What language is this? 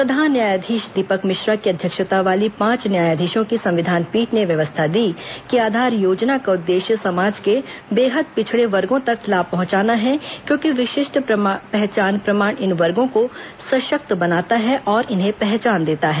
Hindi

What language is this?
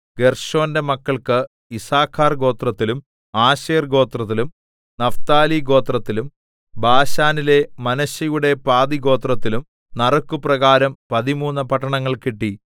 Malayalam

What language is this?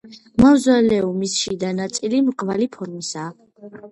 Georgian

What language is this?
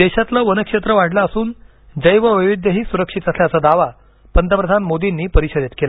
Marathi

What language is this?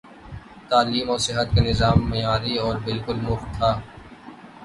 Urdu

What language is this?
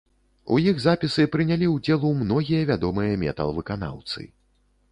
Belarusian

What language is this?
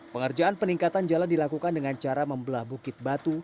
Indonesian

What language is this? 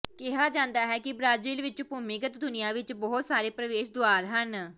Punjabi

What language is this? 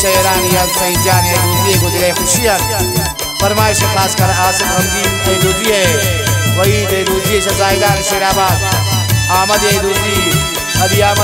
Arabic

